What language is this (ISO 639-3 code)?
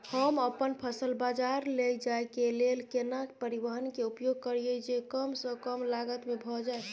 mai